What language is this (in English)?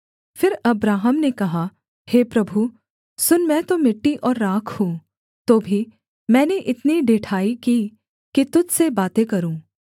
Hindi